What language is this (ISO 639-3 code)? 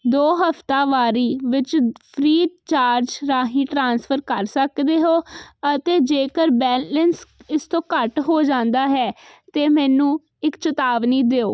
pan